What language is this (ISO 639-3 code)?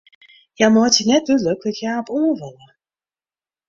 fry